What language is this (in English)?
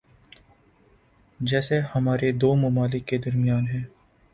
Urdu